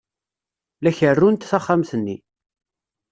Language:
Kabyle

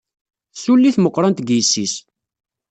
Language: Kabyle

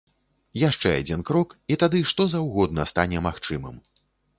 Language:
Belarusian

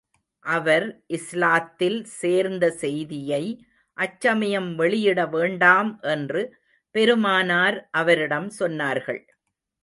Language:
Tamil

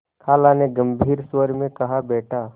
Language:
Hindi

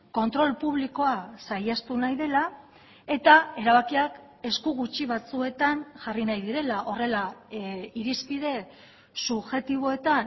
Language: Basque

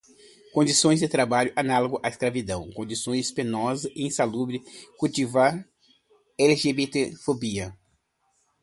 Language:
Portuguese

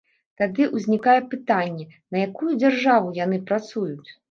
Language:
Belarusian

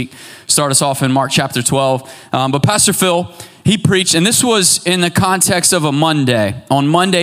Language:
English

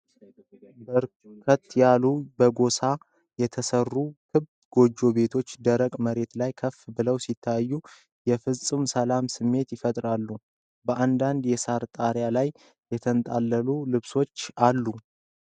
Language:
Amharic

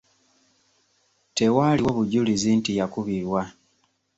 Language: Ganda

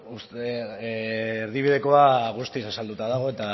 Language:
Basque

